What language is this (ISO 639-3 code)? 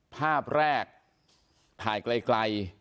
tha